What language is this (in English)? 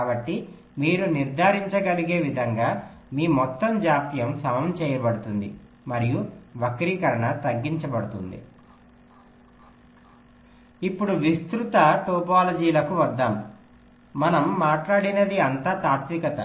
Telugu